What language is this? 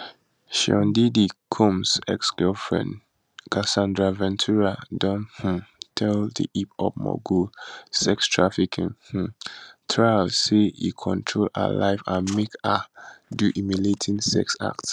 Nigerian Pidgin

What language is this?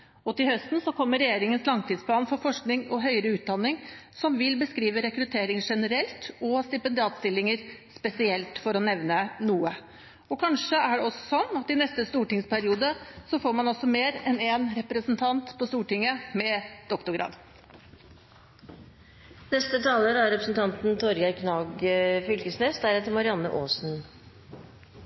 Norwegian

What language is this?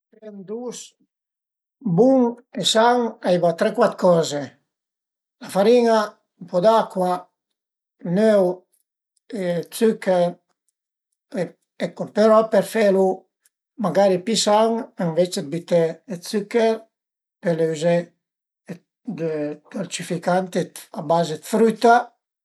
Piedmontese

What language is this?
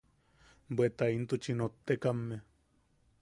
Yaqui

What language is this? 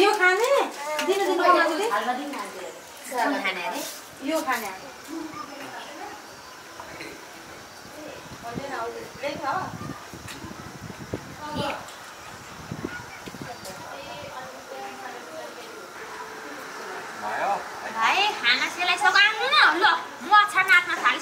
Thai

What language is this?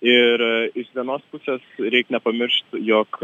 Lithuanian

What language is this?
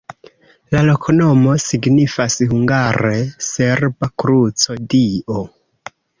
Esperanto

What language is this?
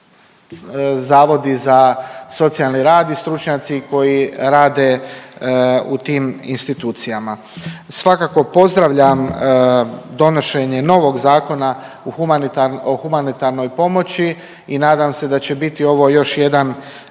Croatian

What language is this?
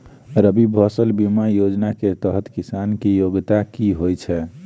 Maithili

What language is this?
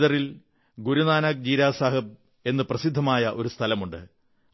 Malayalam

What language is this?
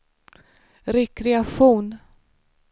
Swedish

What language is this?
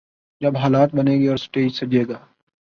Urdu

